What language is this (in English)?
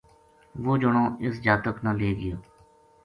Gujari